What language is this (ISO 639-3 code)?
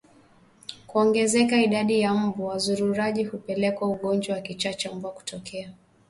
swa